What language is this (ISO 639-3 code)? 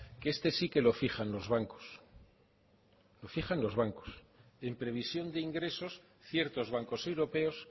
spa